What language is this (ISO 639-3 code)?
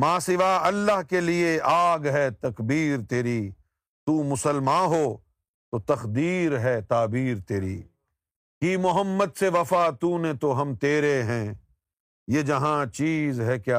urd